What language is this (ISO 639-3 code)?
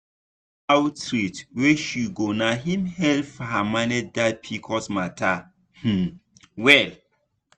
pcm